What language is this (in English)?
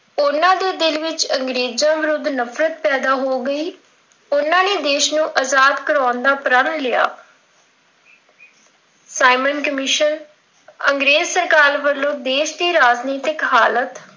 Punjabi